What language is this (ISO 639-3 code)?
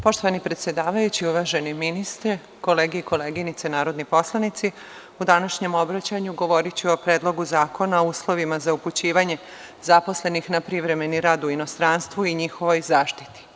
srp